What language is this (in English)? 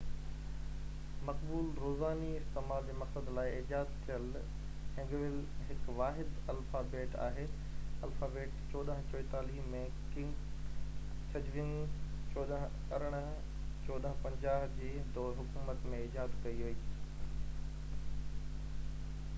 Sindhi